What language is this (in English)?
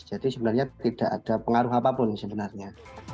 Indonesian